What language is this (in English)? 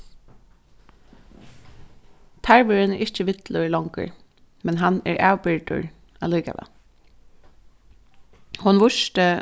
Faroese